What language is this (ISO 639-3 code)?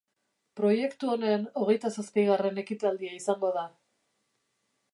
eus